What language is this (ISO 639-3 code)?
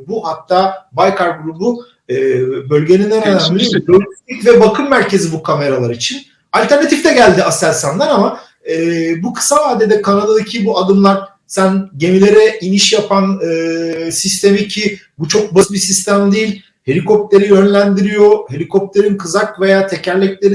tur